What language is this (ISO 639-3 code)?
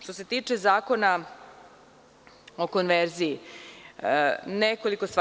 srp